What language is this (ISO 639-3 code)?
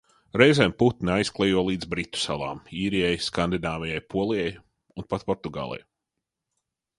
lav